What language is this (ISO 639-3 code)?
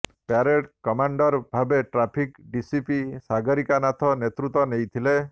ori